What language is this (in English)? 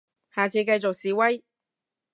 Cantonese